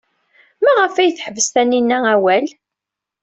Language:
Kabyle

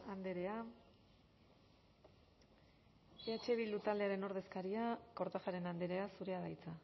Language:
Basque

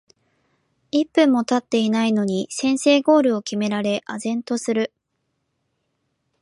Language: Japanese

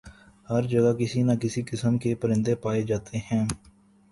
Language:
Urdu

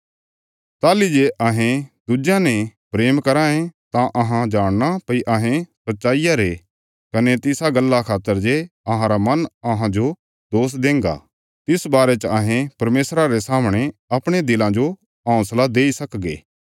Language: Bilaspuri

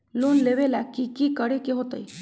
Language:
Magahi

